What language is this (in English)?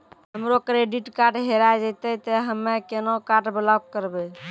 Maithili